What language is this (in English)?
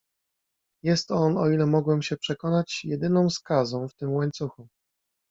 Polish